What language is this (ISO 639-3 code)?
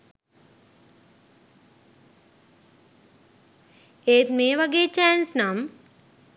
sin